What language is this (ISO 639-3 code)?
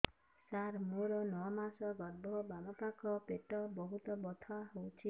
ori